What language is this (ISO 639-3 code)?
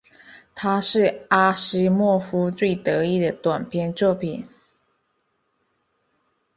zho